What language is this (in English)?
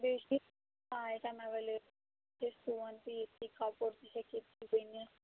Kashmiri